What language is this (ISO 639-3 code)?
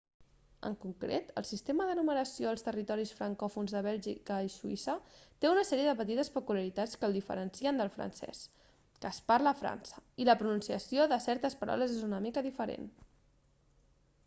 cat